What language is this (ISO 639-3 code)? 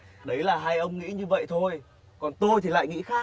vie